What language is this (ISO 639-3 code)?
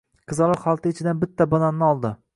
uzb